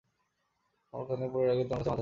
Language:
Bangla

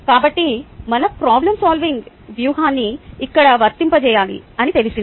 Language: Telugu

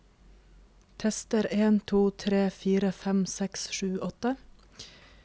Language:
Norwegian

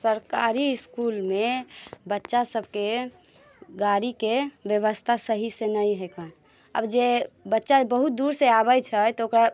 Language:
Maithili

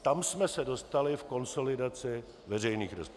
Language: Czech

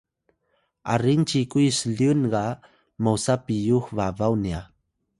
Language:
Atayal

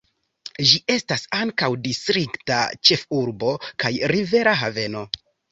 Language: Esperanto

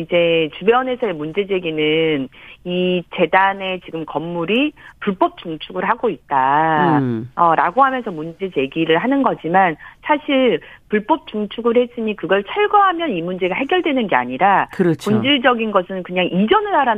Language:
Korean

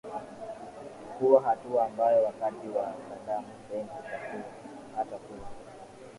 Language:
Swahili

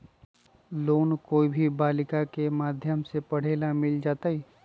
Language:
Magahi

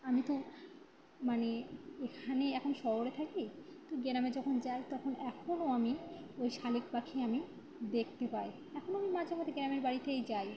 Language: Bangla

